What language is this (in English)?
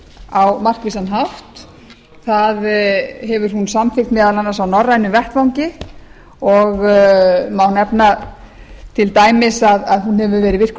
Icelandic